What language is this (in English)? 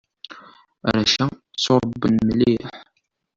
Kabyle